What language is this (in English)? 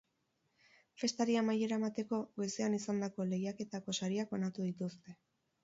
Basque